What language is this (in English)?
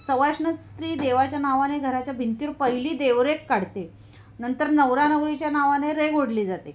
Marathi